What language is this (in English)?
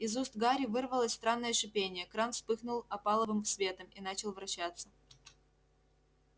Russian